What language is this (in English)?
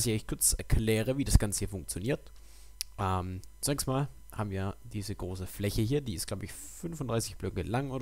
German